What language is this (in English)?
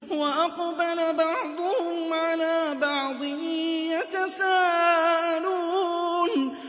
Arabic